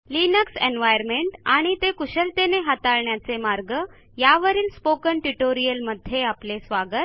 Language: Marathi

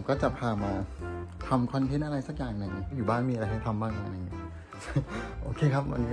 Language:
Thai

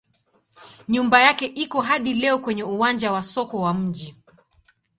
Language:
Swahili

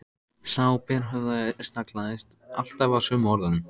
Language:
Icelandic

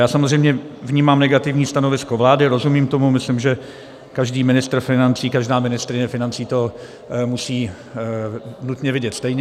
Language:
Czech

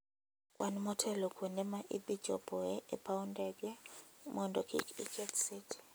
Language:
Luo (Kenya and Tanzania)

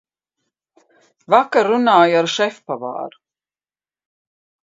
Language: Latvian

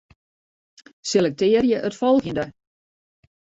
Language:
Western Frisian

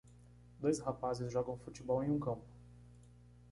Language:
Portuguese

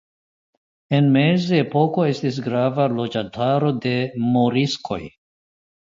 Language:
Esperanto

